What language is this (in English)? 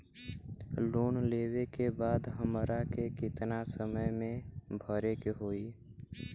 Bhojpuri